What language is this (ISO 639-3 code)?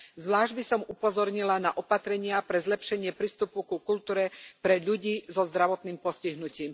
slk